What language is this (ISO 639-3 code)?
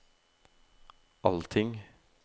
nor